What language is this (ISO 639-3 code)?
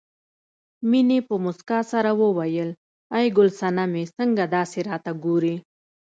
pus